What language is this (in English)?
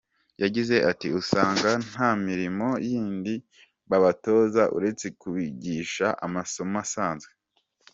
Kinyarwanda